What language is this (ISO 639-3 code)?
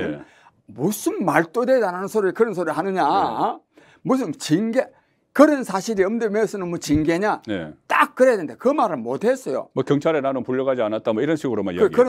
kor